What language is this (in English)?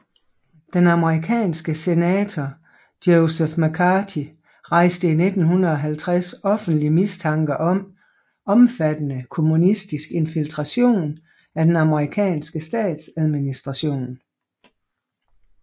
Danish